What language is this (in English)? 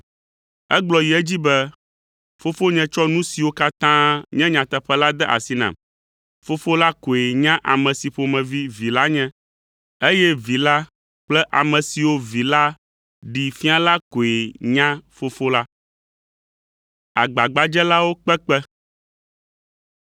Ewe